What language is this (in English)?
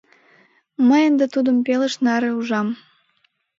Mari